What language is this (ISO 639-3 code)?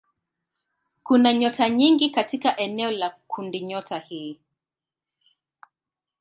swa